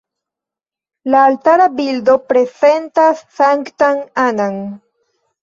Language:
Esperanto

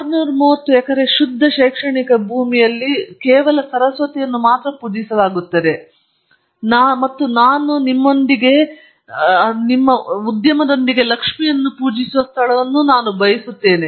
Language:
Kannada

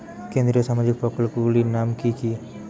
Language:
Bangla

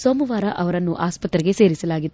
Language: Kannada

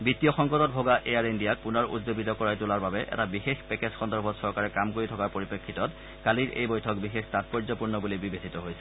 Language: Assamese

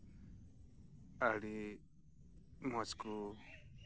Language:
Santali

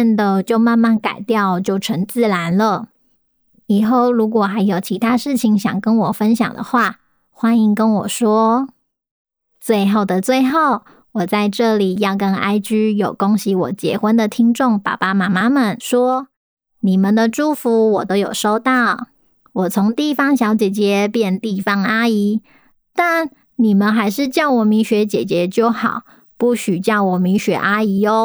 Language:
Chinese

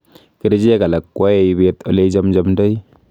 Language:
Kalenjin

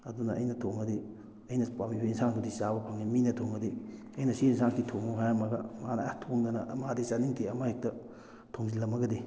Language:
Manipuri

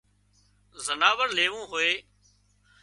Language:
Wadiyara Koli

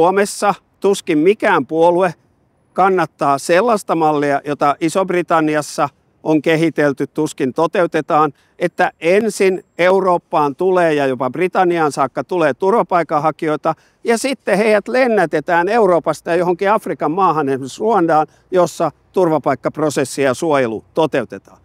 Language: Finnish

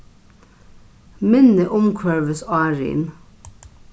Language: Faroese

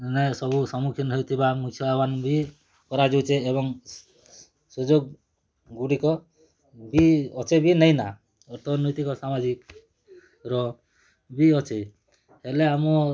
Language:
Odia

